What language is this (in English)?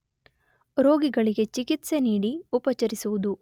Kannada